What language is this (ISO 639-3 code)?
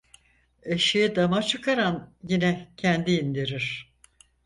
tur